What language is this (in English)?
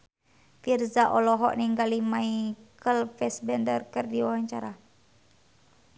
Sundanese